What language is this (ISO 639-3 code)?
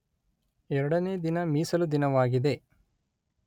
kan